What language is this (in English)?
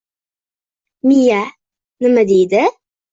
Uzbek